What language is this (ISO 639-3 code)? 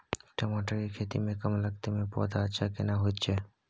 mai